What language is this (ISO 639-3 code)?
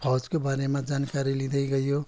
nep